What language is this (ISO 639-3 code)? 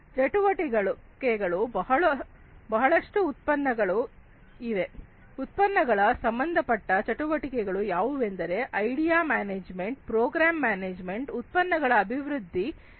kan